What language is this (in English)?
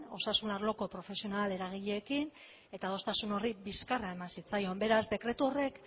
Basque